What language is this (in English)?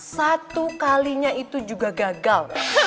Indonesian